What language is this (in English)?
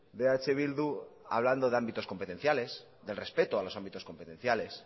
Spanish